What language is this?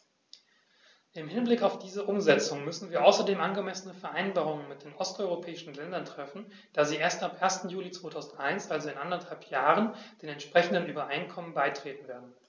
German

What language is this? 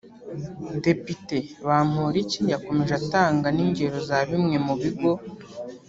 Kinyarwanda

